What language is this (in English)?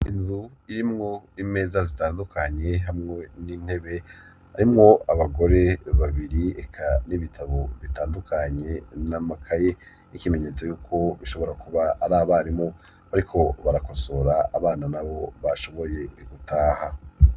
Rundi